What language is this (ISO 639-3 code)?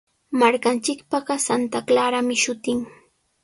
qws